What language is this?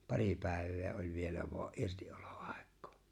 Finnish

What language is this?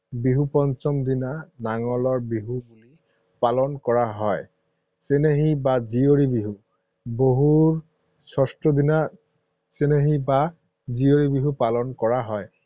Assamese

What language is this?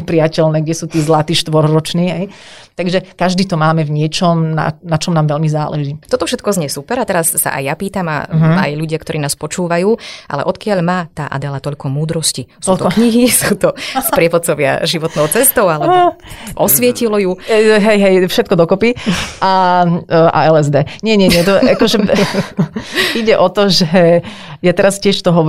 Slovak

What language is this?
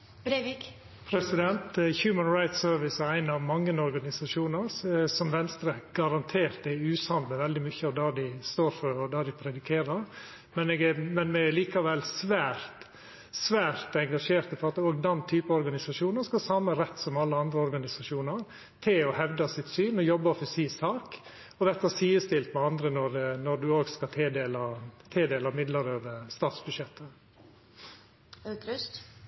Norwegian Nynorsk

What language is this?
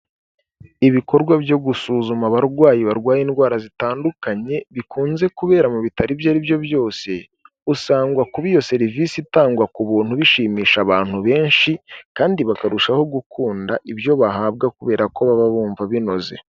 Kinyarwanda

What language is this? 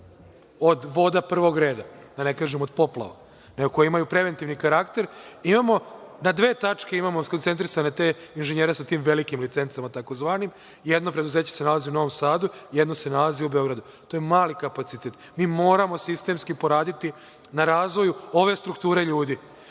Serbian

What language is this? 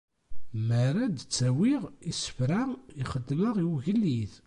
Kabyle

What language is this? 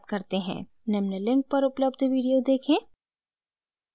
Hindi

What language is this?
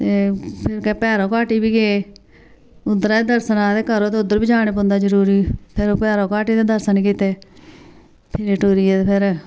Dogri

